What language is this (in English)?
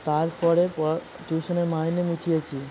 Bangla